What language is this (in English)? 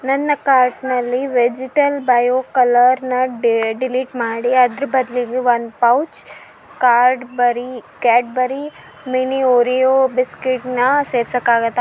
Kannada